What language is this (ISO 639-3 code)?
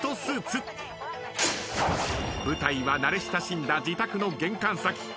jpn